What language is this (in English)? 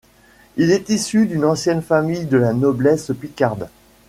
French